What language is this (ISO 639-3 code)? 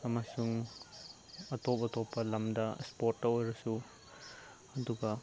mni